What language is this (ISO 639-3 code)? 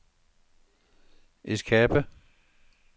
dan